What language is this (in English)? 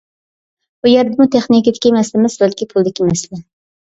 Uyghur